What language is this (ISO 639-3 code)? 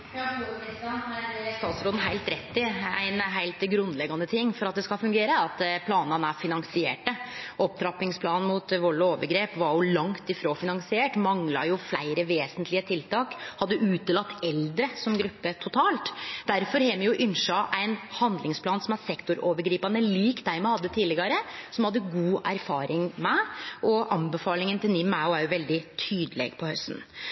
nno